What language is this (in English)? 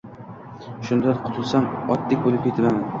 Uzbek